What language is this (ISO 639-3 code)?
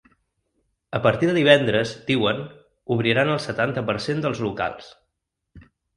cat